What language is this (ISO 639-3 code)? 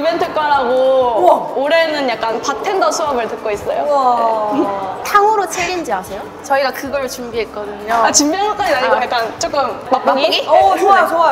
kor